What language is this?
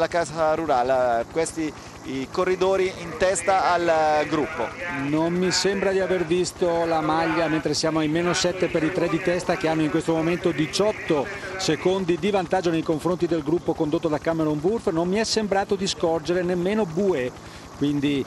Italian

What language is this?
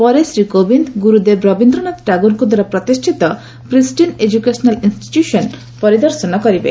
Odia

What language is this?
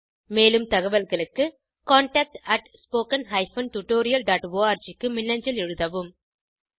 Tamil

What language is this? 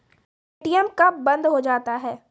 Maithili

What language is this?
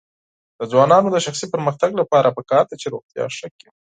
Pashto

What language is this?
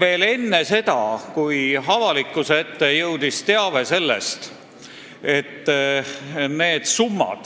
Estonian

